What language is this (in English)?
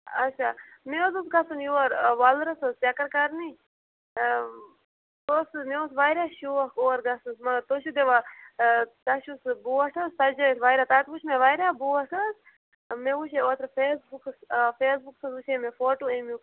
Kashmiri